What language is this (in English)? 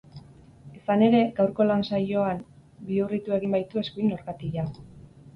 Basque